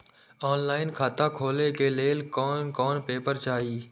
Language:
Maithili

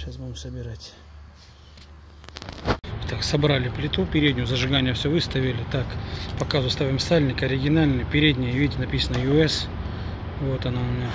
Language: Russian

